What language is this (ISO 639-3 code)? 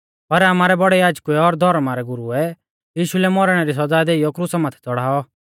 bfz